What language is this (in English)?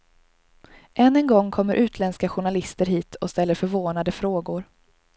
Swedish